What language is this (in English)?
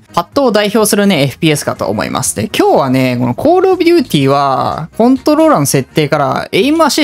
Japanese